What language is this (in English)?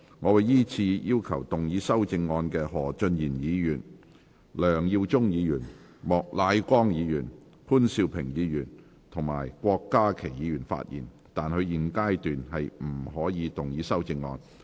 Cantonese